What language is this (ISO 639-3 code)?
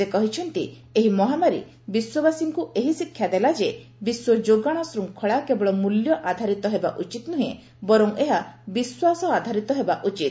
ori